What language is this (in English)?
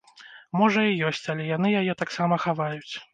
Belarusian